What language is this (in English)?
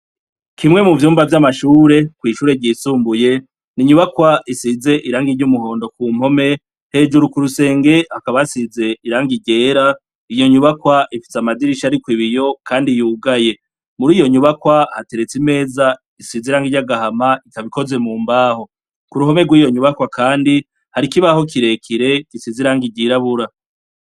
Rundi